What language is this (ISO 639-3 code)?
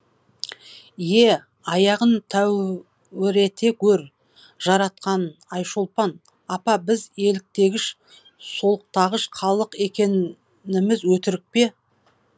kaz